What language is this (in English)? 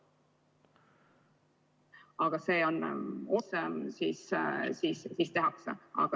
Estonian